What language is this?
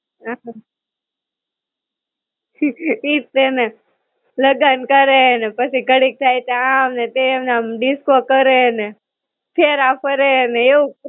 Gujarati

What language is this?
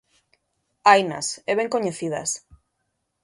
Galician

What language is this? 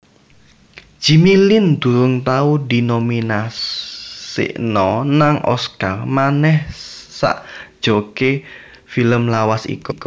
Javanese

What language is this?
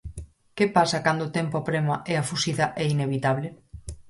Galician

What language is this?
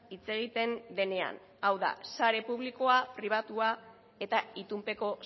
Basque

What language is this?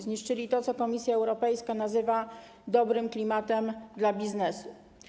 Polish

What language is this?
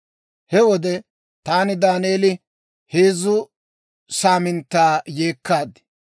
Dawro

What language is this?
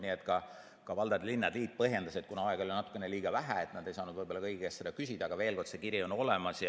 Estonian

